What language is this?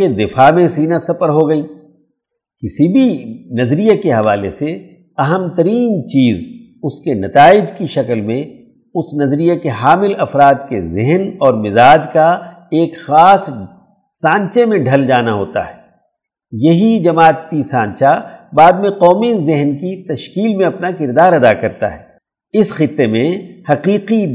Urdu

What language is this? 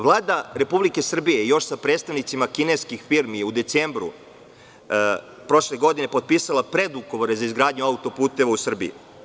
Serbian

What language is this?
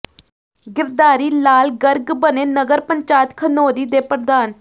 Punjabi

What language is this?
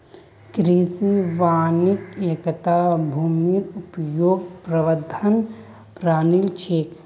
Magahi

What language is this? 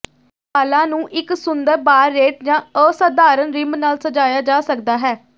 Punjabi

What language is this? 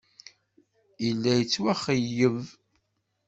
Kabyle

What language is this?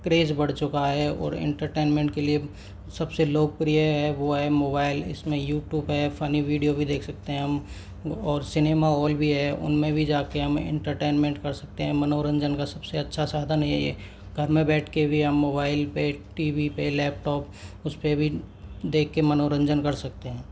Hindi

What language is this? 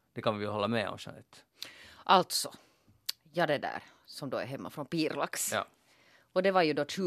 Swedish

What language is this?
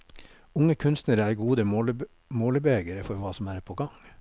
Norwegian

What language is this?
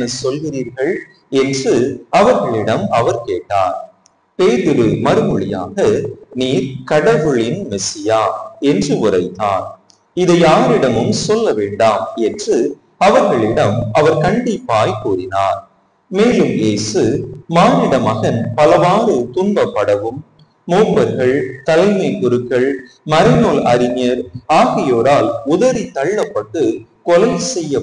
Tamil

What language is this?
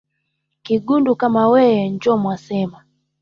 Swahili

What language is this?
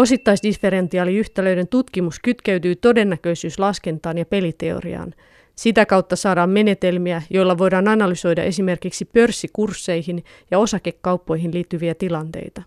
Finnish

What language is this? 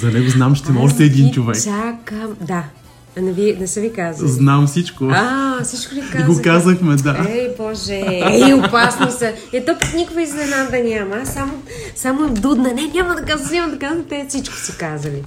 Bulgarian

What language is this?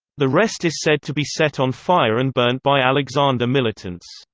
English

